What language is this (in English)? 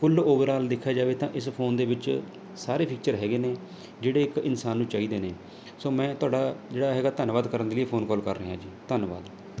Punjabi